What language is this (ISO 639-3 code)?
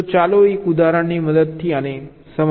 guj